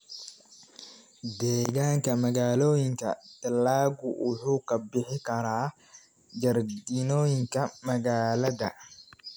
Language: Somali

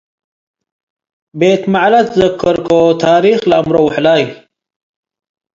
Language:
Tigre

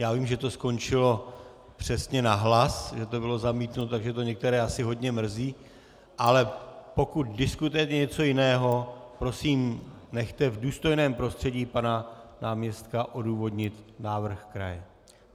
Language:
Czech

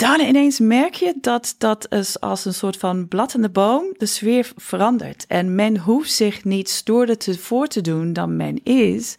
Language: Dutch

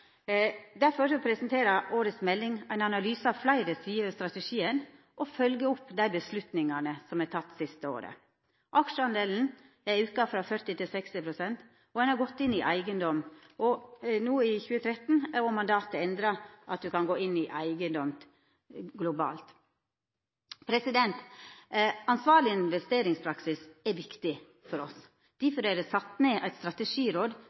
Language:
Norwegian Nynorsk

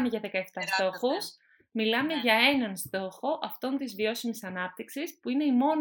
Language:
Greek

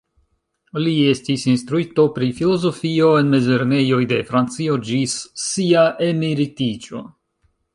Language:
Esperanto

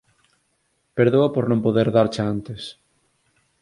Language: Galician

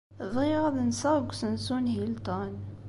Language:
Kabyle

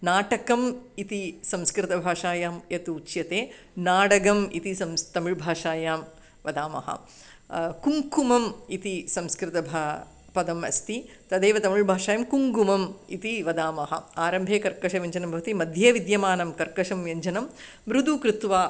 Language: Sanskrit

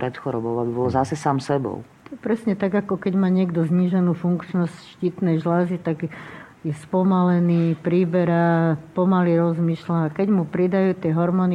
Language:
Slovak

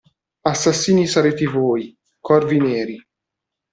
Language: Italian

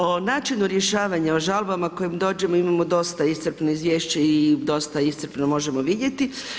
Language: Croatian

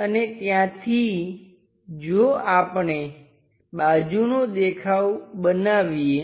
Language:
Gujarati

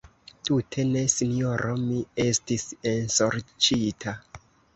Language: Esperanto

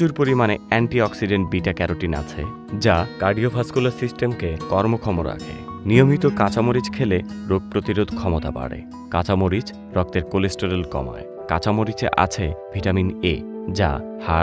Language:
Romanian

